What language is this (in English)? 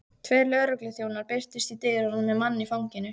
Icelandic